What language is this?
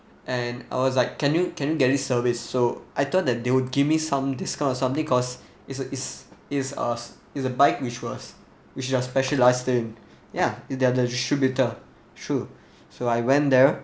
English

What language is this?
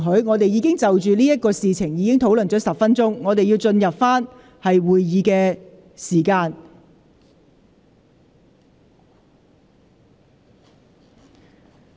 Cantonese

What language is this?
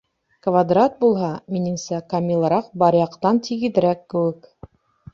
Bashkir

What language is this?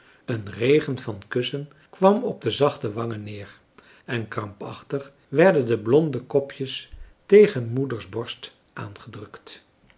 Dutch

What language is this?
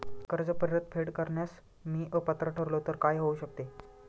Marathi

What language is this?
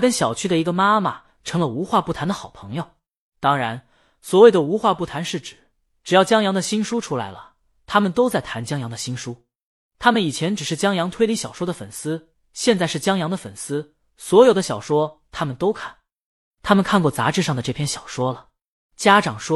Chinese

